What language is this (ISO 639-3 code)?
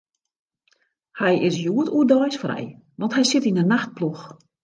fry